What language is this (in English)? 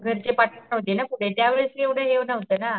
Marathi